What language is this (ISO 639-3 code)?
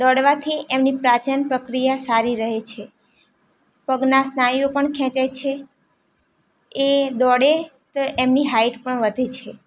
guj